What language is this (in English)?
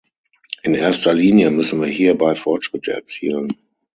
German